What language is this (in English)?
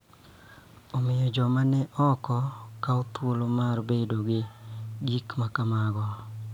Luo (Kenya and Tanzania)